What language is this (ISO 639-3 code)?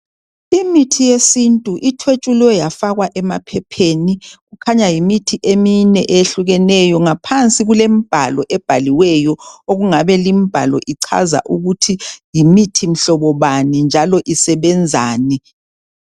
nde